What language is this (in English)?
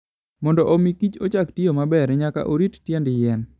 Luo (Kenya and Tanzania)